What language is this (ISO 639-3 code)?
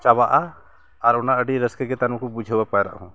sat